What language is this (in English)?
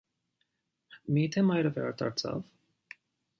Armenian